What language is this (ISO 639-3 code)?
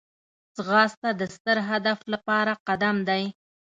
pus